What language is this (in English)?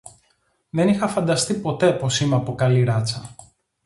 Greek